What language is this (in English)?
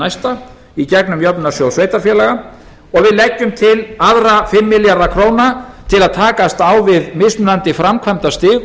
Icelandic